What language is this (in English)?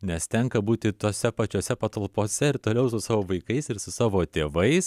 Lithuanian